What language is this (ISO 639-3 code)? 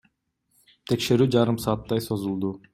kir